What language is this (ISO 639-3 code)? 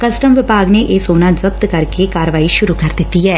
pan